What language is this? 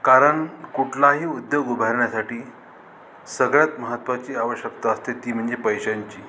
Marathi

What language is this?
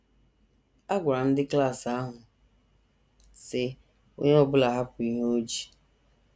Igbo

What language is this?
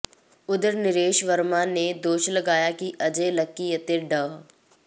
Punjabi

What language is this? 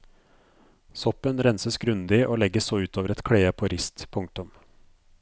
Norwegian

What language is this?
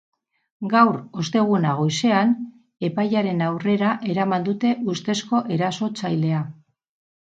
Basque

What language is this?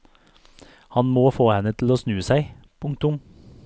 Norwegian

